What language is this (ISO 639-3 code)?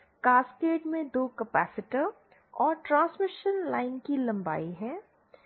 hin